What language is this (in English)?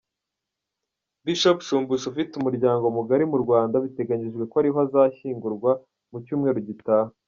Kinyarwanda